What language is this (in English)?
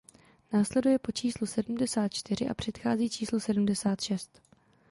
Czech